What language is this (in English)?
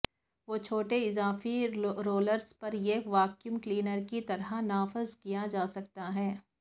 Urdu